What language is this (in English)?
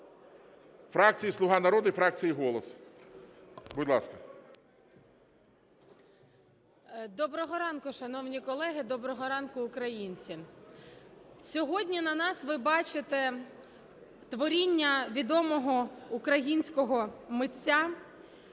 Ukrainian